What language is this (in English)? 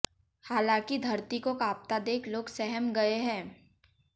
Hindi